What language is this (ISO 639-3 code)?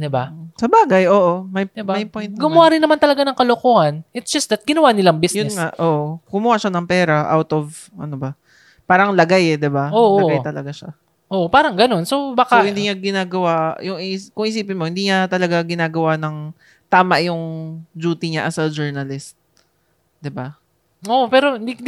fil